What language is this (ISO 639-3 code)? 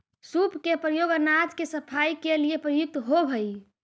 mag